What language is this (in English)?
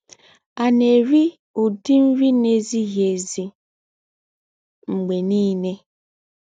Igbo